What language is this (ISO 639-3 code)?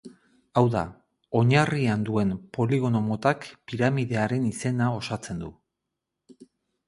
eus